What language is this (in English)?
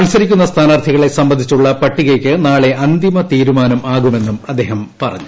Malayalam